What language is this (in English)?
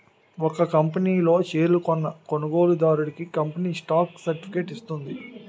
Telugu